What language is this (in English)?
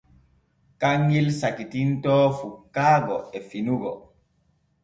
Borgu Fulfulde